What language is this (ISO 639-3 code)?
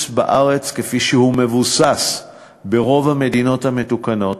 heb